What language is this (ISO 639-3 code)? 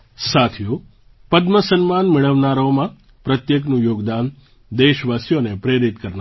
guj